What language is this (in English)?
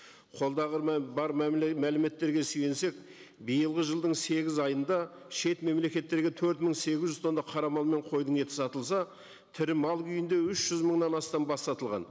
Kazakh